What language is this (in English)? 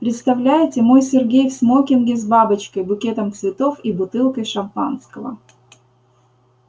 Russian